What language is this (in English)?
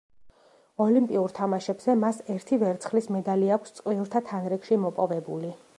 Georgian